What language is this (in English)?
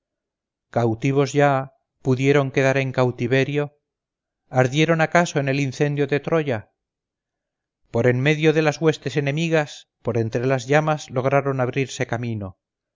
Spanish